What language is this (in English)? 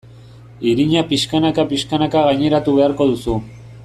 Basque